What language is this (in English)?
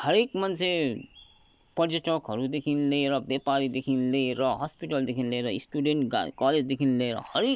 Nepali